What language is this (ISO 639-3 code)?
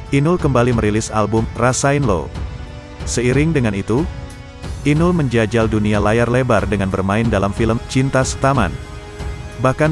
ind